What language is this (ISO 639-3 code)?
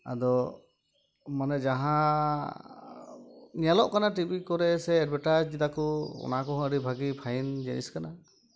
sat